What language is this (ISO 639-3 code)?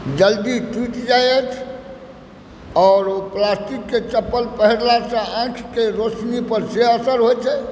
mai